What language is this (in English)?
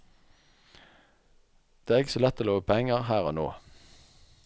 Norwegian